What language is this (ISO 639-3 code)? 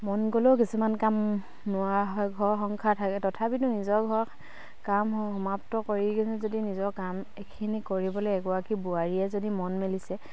asm